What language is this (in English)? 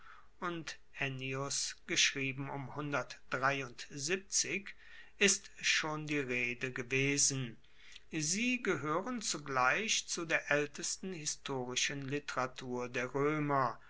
German